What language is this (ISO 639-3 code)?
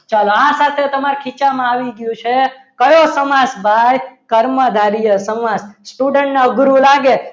guj